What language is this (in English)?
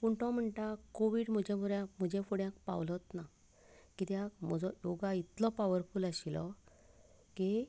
Konkani